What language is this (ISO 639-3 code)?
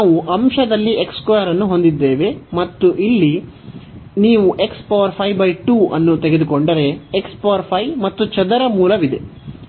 kan